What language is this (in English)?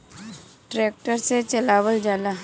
Bhojpuri